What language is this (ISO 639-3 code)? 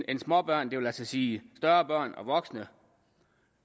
dan